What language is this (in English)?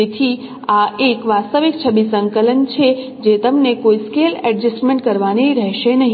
Gujarati